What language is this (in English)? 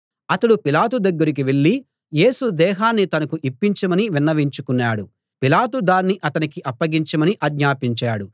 Telugu